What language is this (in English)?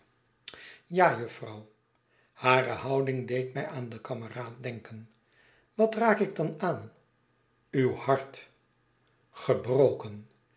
Dutch